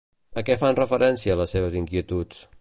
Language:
Catalan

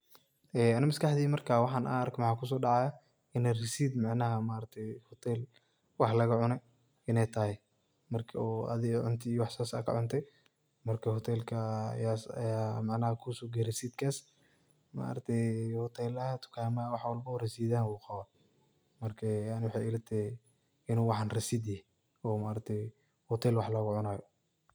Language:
Somali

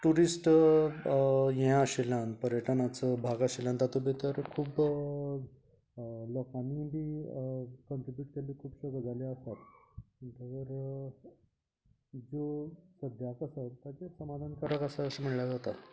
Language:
Konkani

